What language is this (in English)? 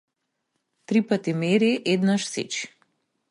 Macedonian